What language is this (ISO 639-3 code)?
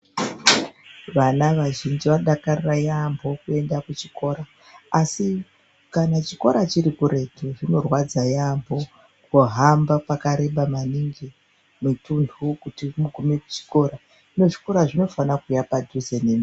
ndc